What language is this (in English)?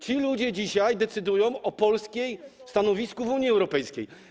Polish